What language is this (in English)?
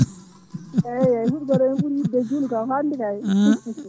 Fula